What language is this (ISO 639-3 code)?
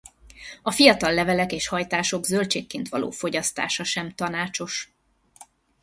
hun